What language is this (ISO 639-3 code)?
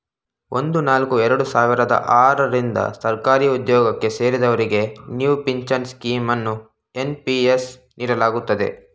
kan